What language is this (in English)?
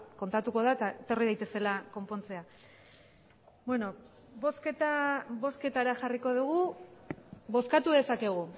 Basque